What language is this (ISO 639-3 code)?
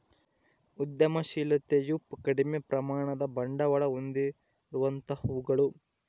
kan